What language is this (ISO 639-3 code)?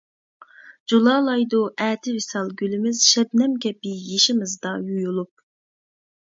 uig